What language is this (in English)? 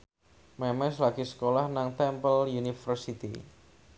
Javanese